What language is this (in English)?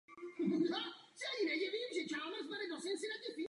Czech